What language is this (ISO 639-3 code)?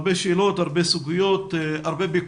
heb